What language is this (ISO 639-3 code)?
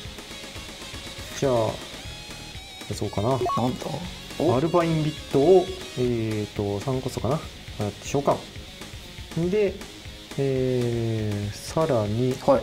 jpn